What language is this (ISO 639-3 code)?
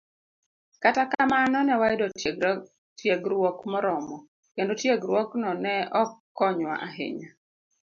luo